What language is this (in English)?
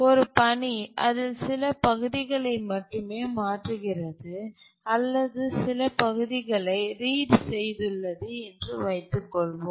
Tamil